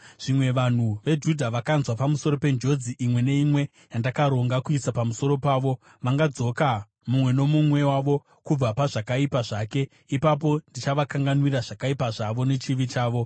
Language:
Shona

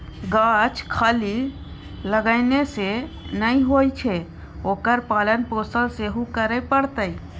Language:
Maithili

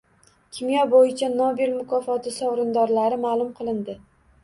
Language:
Uzbek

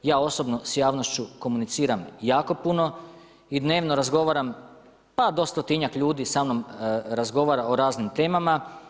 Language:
Croatian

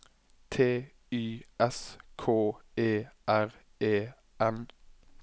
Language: Norwegian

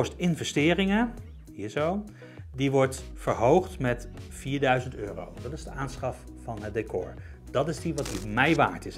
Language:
Dutch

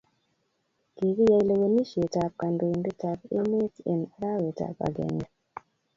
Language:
Kalenjin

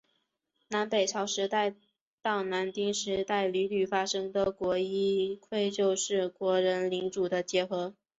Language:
Chinese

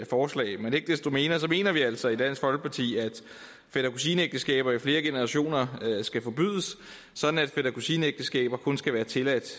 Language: Danish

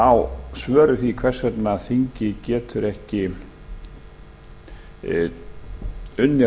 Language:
Icelandic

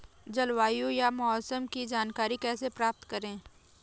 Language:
Hindi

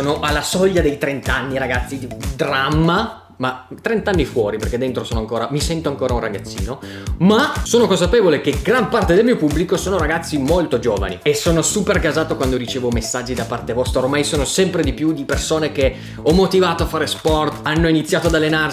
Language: Italian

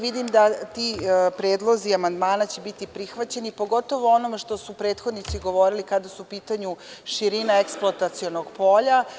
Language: Serbian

